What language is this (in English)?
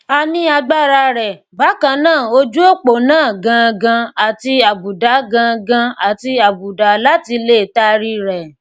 Yoruba